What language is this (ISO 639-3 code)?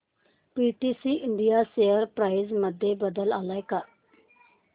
mar